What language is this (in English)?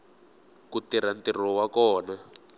Tsonga